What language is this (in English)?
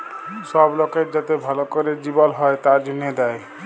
Bangla